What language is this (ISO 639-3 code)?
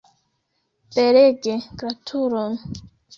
epo